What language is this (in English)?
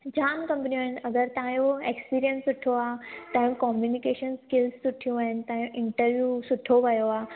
Sindhi